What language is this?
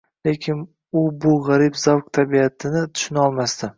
Uzbek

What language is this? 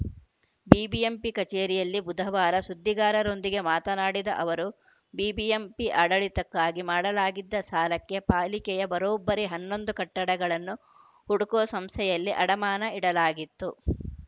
Kannada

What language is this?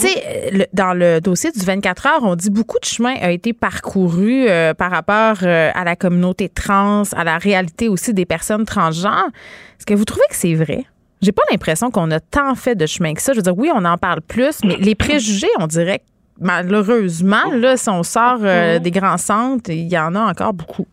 French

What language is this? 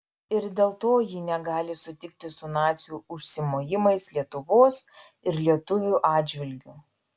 Lithuanian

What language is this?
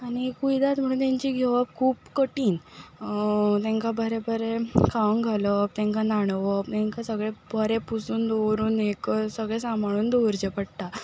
Konkani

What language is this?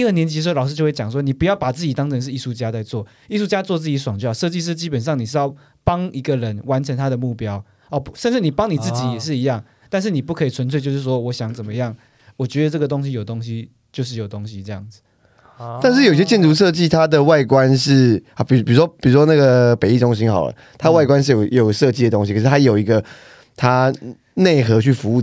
Chinese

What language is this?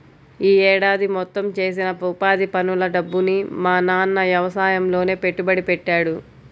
Telugu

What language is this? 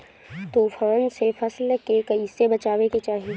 Bhojpuri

